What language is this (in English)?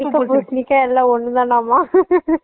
Tamil